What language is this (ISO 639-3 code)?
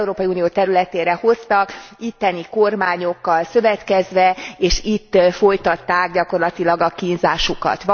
hun